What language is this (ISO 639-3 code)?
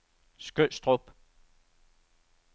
dan